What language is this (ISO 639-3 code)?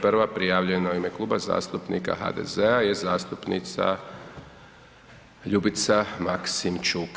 hrv